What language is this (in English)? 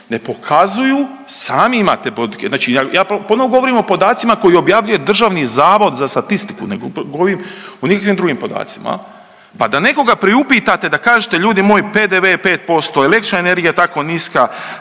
Croatian